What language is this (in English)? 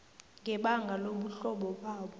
South Ndebele